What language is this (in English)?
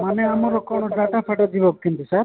Odia